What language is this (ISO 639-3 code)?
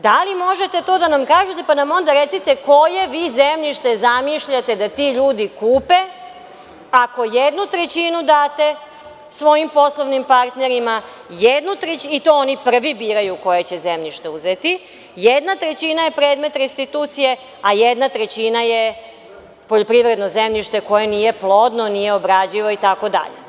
srp